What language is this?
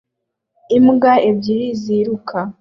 Kinyarwanda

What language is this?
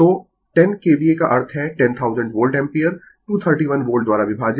Hindi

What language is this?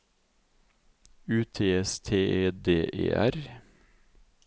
Norwegian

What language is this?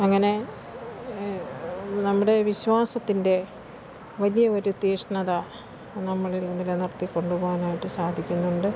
Malayalam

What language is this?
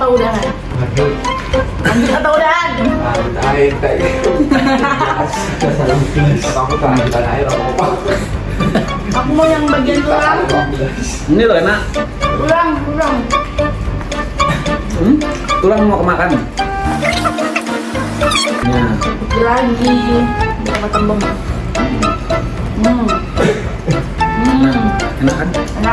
Indonesian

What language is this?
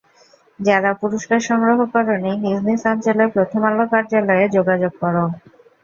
Bangla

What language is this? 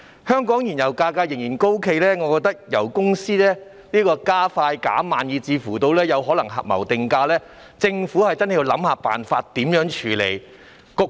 Cantonese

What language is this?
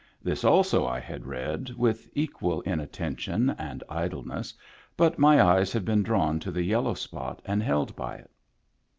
English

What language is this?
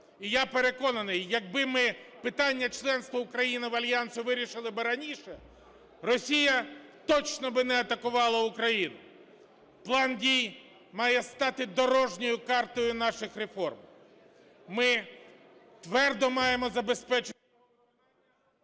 Ukrainian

